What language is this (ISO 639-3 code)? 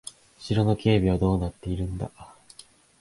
jpn